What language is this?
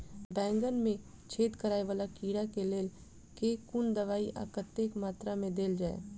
Maithili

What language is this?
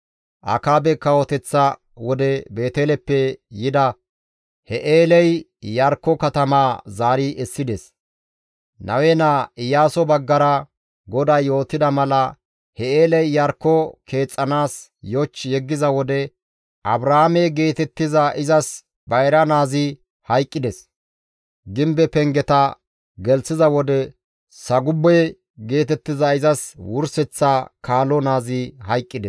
Gamo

